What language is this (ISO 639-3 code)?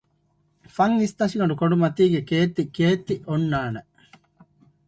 div